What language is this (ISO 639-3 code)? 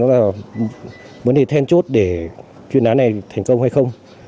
vie